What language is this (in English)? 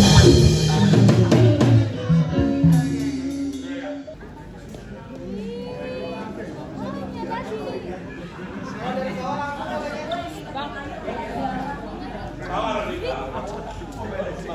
Indonesian